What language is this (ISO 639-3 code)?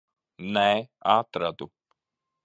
lav